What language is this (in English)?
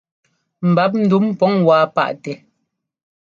Ngomba